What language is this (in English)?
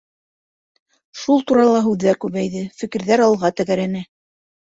Bashkir